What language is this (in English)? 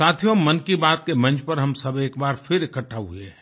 Hindi